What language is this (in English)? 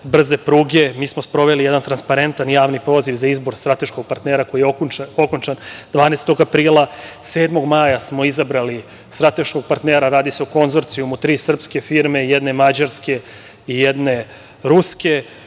Serbian